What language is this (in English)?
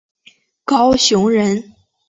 Chinese